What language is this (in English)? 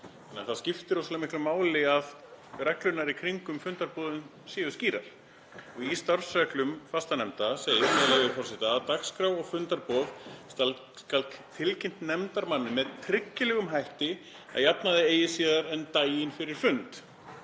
Icelandic